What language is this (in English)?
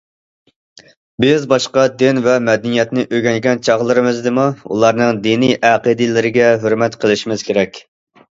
Uyghur